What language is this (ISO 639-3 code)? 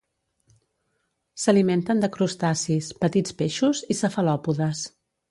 cat